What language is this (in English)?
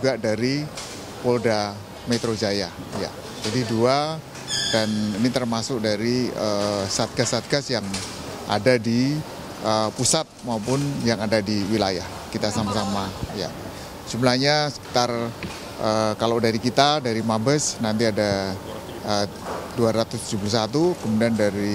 Indonesian